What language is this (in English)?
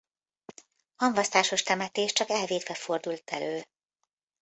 Hungarian